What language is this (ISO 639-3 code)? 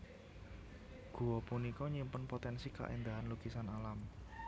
jav